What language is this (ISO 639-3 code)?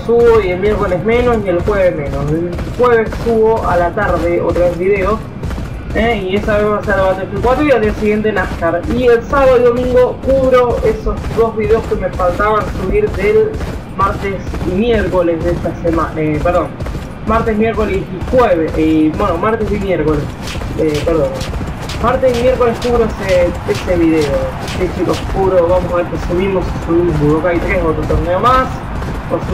spa